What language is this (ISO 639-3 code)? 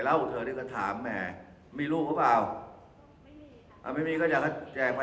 tha